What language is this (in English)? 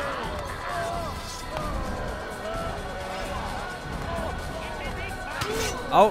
German